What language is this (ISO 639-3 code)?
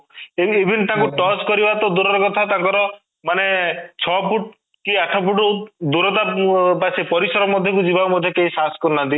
ori